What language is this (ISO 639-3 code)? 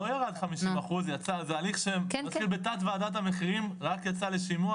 heb